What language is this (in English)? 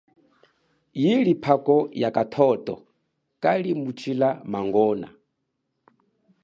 Chokwe